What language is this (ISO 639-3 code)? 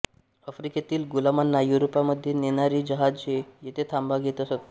mar